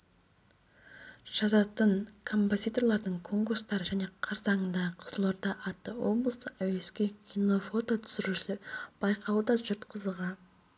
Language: Kazakh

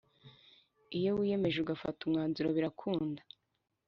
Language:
Kinyarwanda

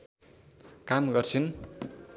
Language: Nepali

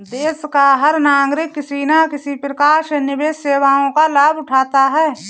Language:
Hindi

